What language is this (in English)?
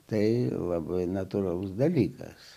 Lithuanian